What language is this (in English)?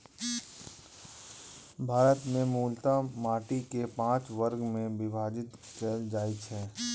Maithili